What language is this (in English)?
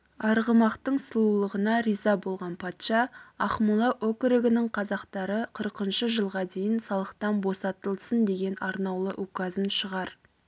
Kazakh